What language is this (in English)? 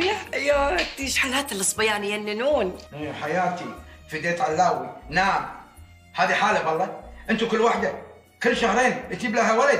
Arabic